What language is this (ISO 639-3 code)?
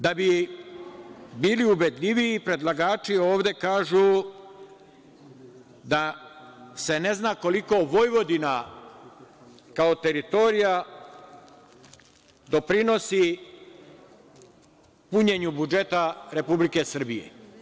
srp